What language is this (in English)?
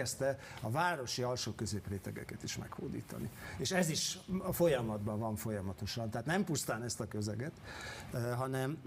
Hungarian